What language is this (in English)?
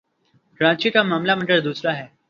Urdu